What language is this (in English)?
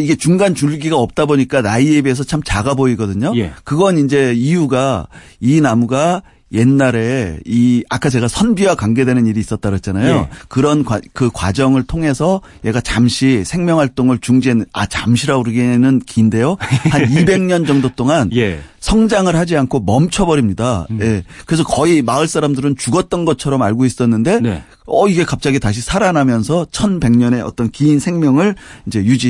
Korean